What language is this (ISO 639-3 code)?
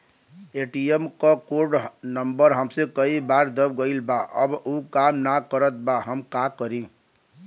bho